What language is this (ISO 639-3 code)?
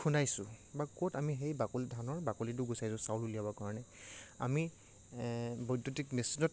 asm